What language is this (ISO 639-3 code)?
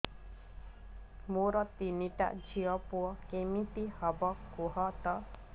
ori